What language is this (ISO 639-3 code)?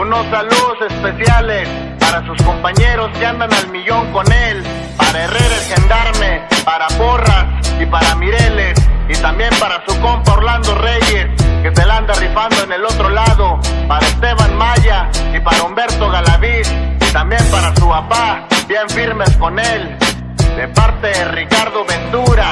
spa